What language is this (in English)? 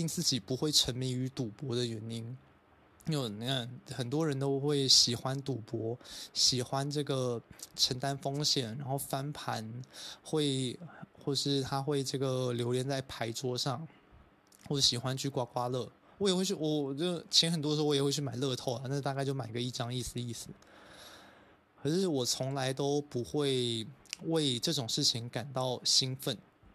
Chinese